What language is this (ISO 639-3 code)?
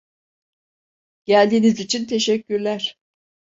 tur